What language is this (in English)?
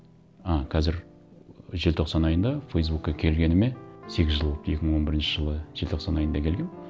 Kazakh